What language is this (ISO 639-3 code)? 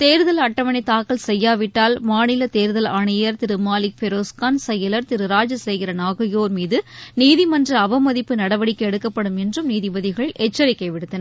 tam